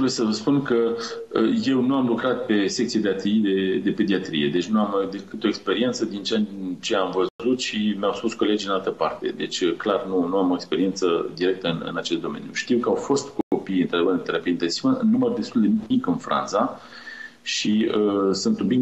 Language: Romanian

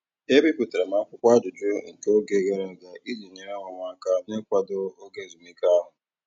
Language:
Igbo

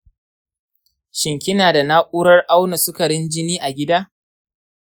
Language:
Hausa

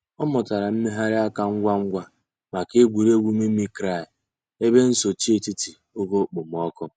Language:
Igbo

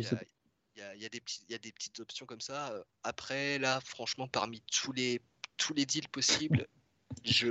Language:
French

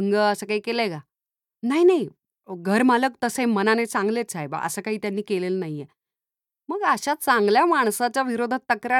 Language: Marathi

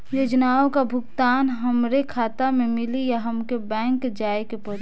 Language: Bhojpuri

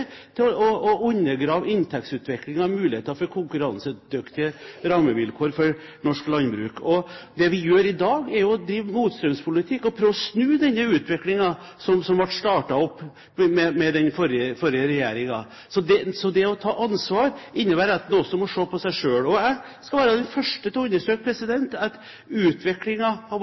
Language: Norwegian Bokmål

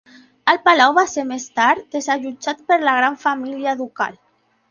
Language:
Catalan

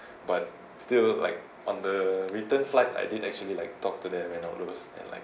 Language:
English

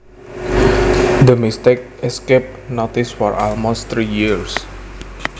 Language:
Javanese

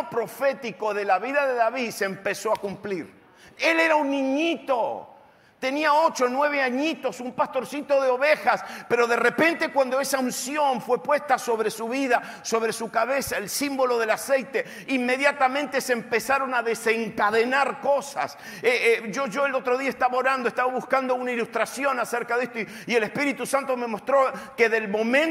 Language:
Spanish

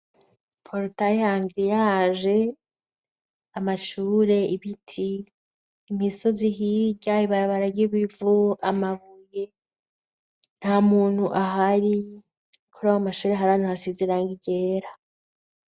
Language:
Rundi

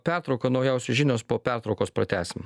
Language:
Lithuanian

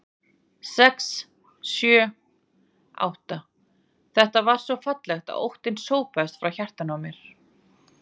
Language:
Icelandic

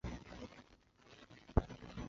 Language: Chinese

